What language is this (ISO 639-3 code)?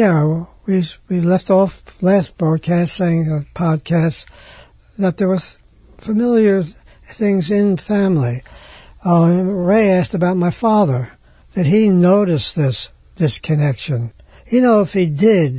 eng